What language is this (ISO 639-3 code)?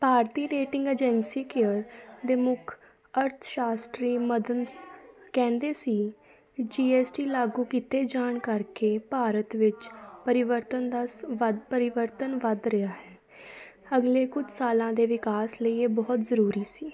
pan